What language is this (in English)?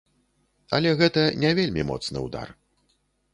Belarusian